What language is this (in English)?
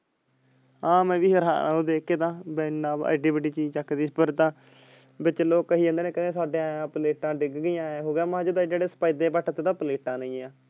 Punjabi